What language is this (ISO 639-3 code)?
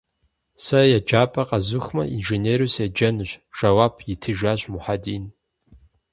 kbd